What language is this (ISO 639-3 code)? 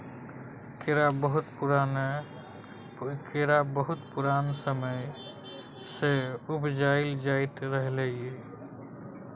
mai